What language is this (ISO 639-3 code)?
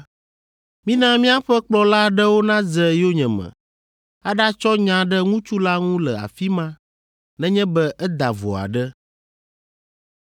ewe